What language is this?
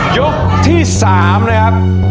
Thai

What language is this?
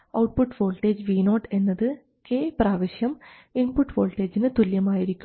Malayalam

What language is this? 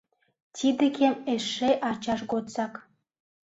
Mari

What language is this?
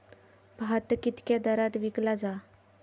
Marathi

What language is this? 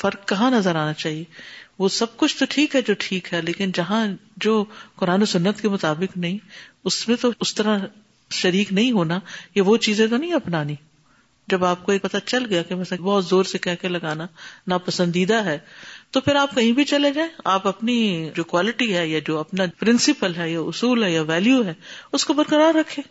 Urdu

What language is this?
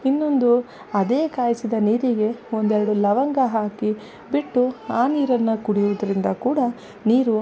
Kannada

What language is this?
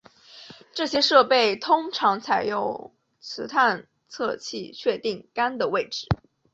Chinese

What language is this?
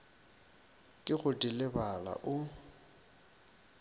Northern Sotho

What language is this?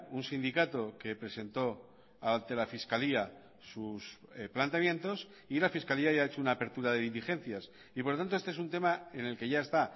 Spanish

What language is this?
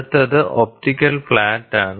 Malayalam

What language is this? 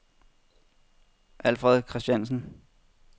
Danish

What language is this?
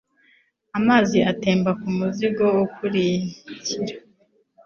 Kinyarwanda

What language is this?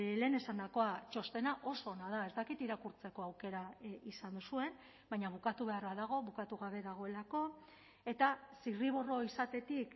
Basque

